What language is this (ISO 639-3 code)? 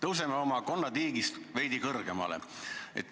est